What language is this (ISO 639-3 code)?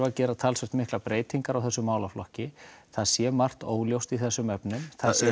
isl